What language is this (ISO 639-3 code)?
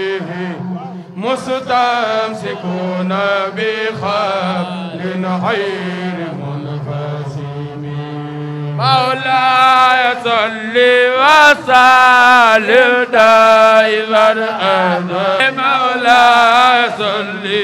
ara